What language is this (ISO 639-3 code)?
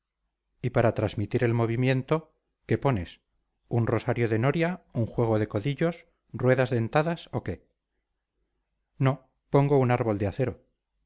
spa